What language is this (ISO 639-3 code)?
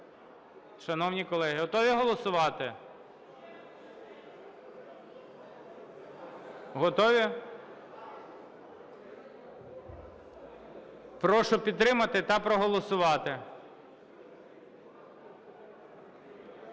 ukr